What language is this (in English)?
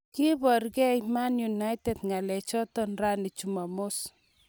Kalenjin